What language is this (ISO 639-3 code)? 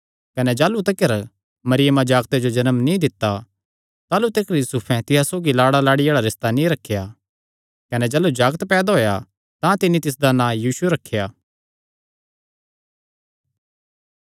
xnr